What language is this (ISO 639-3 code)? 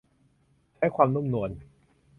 tha